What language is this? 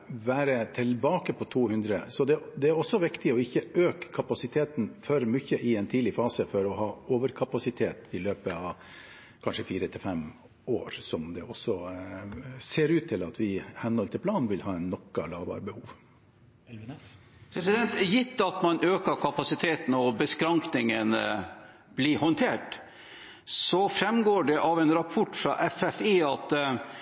Norwegian Bokmål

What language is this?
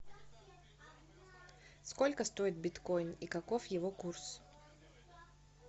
Russian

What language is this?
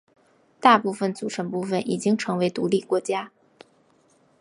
Chinese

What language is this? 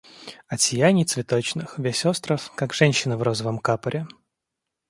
Russian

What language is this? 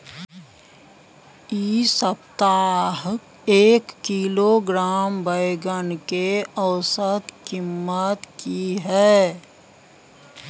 Maithili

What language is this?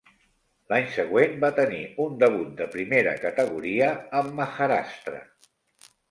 Catalan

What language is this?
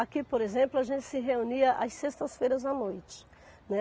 Portuguese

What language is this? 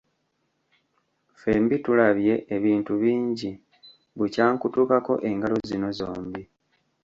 Ganda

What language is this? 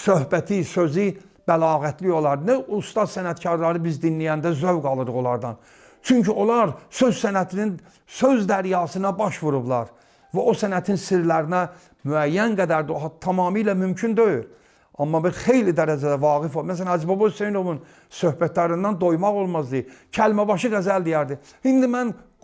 Azerbaijani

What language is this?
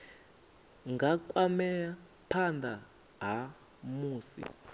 Venda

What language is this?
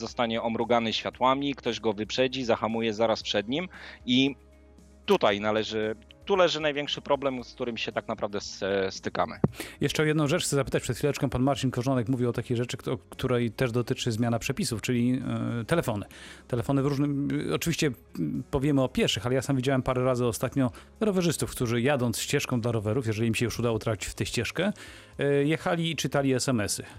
Polish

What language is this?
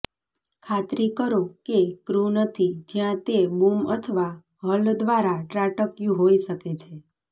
Gujarati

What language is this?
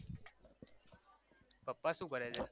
Gujarati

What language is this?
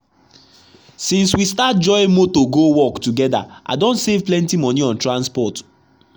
Nigerian Pidgin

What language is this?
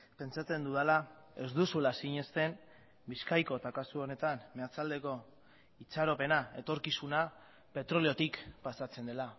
Basque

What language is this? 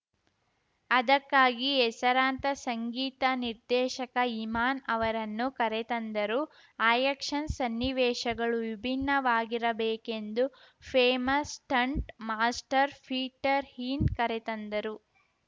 Kannada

